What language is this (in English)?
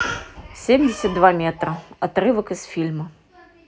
Russian